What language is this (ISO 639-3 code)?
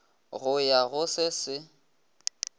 nso